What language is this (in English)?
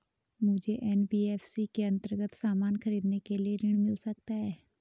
Hindi